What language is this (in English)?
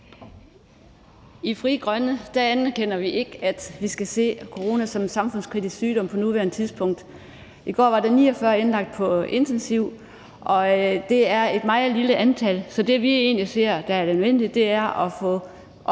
Danish